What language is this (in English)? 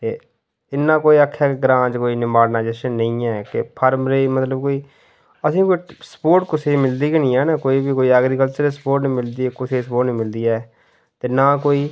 Dogri